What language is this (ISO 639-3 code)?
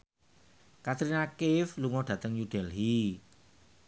jav